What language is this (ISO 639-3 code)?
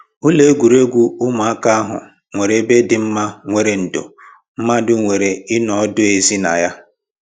ibo